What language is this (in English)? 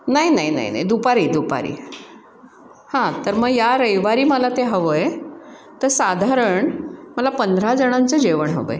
Marathi